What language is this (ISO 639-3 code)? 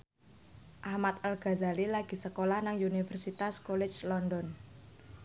jav